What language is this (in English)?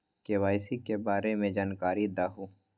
Magahi